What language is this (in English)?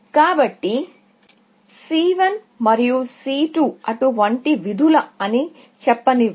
Telugu